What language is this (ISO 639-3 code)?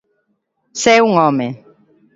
glg